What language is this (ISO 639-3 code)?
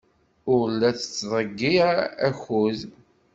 kab